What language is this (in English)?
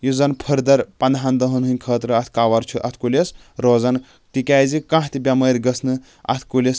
Kashmiri